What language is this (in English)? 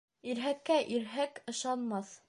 Bashkir